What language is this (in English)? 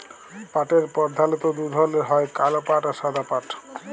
Bangla